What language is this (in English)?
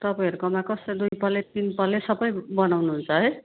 Nepali